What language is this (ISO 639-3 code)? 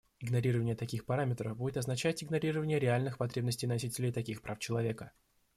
rus